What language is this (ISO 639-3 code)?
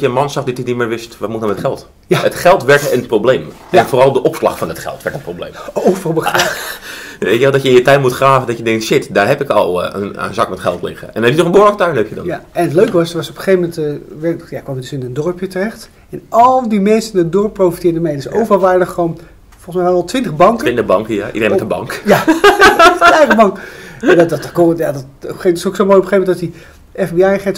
nld